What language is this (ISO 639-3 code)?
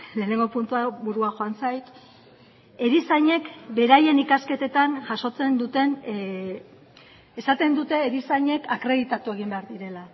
eus